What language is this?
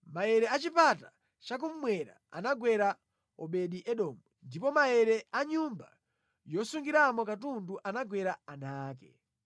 Nyanja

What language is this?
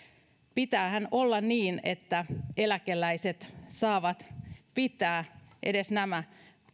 Finnish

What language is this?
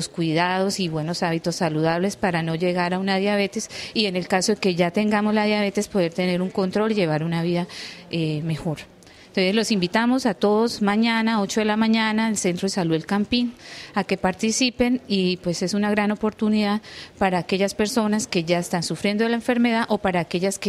Spanish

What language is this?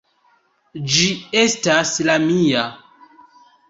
Esperanto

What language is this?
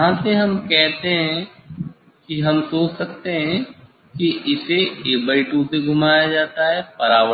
Hindi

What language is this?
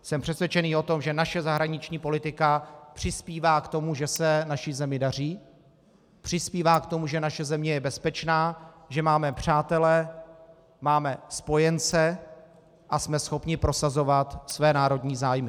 Czech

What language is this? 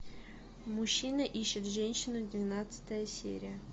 Russian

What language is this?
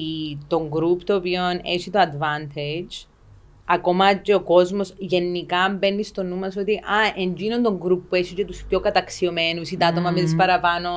Greek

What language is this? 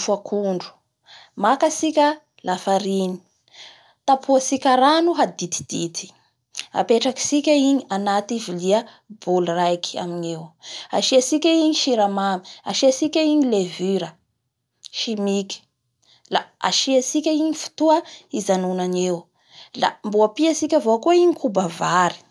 Bara Malagasy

